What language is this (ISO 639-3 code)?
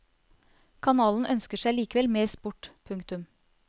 nor